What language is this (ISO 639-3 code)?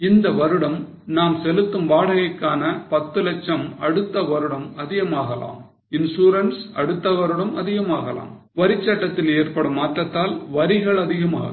tam